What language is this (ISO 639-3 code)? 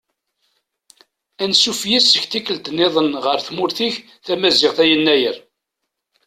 kab